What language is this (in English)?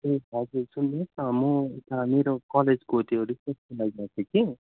Nepali